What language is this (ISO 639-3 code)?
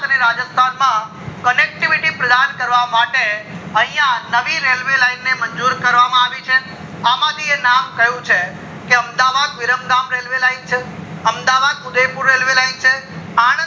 guj